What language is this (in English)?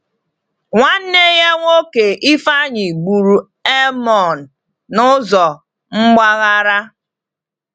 Igbo